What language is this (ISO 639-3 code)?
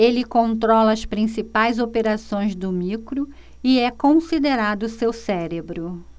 por